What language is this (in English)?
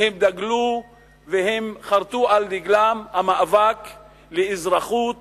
Hebrew